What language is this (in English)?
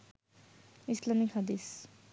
Bangla